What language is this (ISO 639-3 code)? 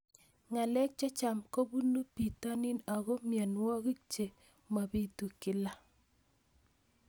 kln